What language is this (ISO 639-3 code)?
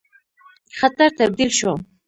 pus